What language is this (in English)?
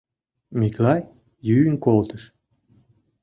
Mari